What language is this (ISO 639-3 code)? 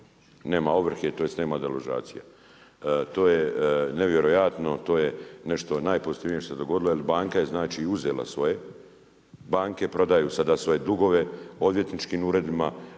hrv